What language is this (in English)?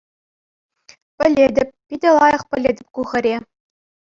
Chuvash